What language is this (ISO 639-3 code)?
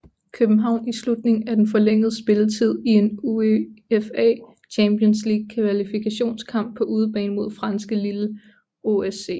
dan